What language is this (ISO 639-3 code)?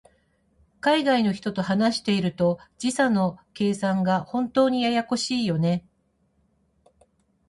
jpn